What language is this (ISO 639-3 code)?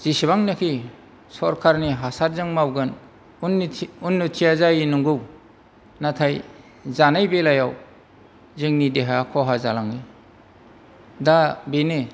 brx